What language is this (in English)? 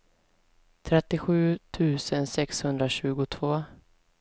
Swedish